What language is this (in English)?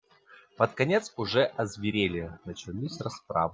Russian